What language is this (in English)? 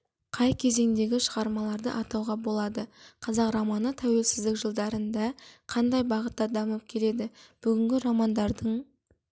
Kazakh